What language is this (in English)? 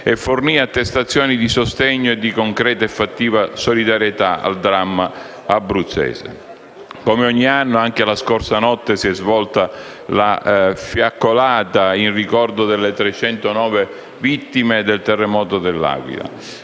Italian